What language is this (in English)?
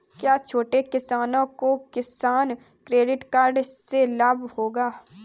Hindi